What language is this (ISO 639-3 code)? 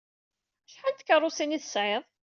kab